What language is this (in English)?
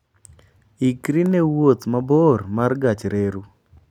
Luo (Kenya and Tanzania)